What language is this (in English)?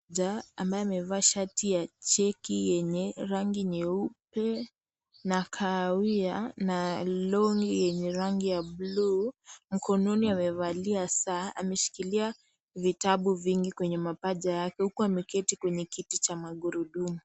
Swahili